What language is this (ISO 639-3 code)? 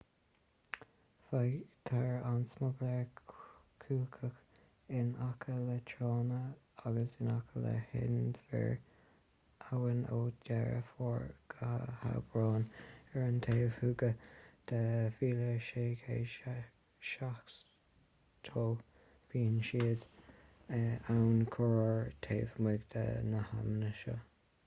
gle